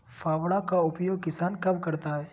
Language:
Magahi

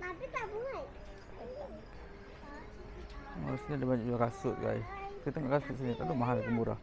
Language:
Malay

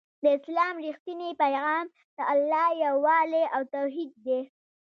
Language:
Pashto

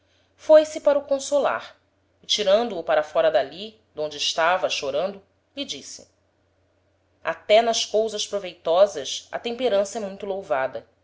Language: Portuguese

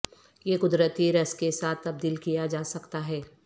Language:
Urdu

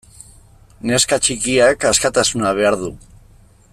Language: Basque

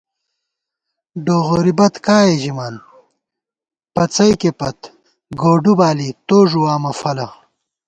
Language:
Gawar-Bati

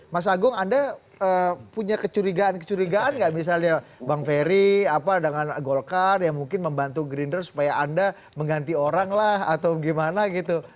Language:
Indonesian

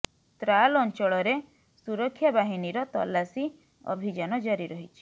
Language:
Odia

